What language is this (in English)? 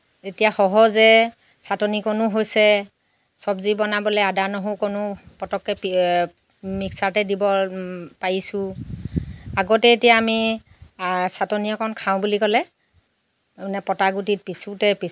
Assamese